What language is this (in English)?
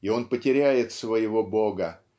Russian